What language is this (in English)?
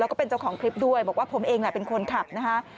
Thai